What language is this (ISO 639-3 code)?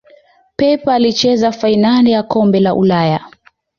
swa